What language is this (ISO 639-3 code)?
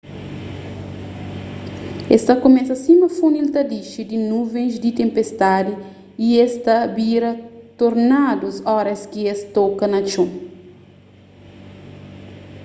kea